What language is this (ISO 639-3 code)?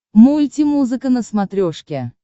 rus